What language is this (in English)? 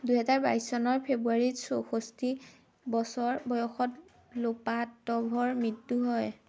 Assamese